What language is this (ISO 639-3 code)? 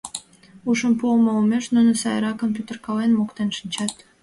chm